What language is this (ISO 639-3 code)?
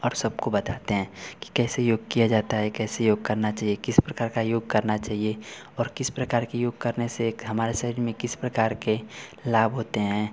hin